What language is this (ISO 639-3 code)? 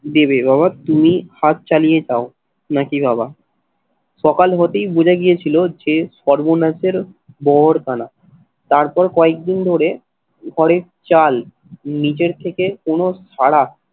ben